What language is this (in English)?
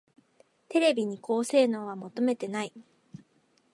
Japanese